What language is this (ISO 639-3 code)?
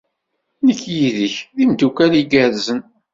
kab